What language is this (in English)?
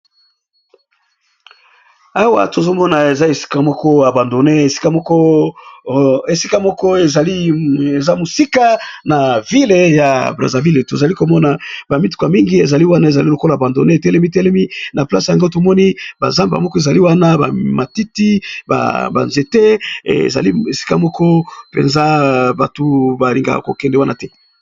Lingala